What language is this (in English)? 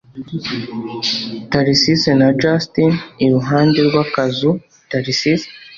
Kinyarwanda